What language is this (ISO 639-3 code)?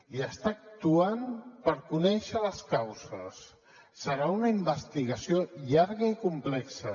cat